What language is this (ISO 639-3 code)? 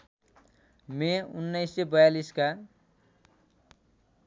nep